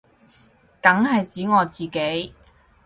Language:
Cantonese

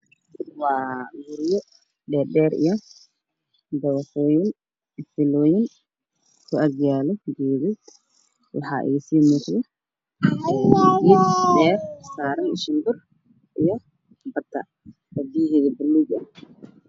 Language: Somali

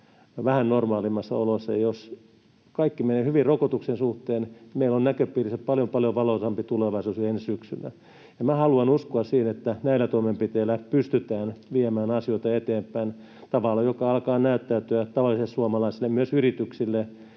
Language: Finnish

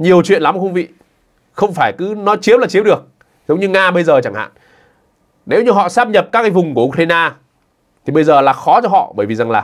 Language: Vietnamese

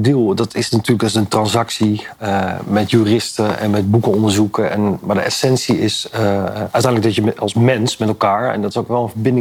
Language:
Dutch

